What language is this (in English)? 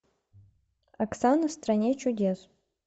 Russian